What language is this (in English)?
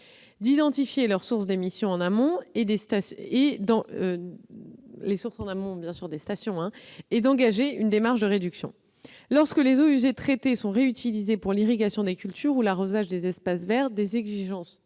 French